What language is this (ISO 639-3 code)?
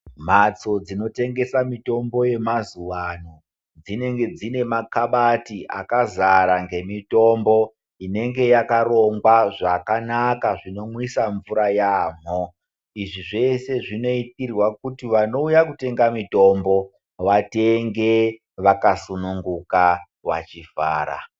ndc